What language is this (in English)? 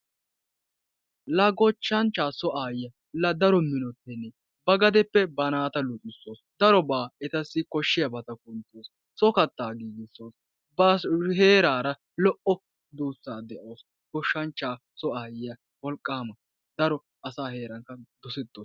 Wolaytta